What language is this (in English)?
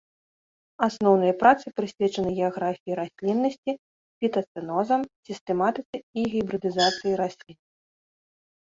Belarusian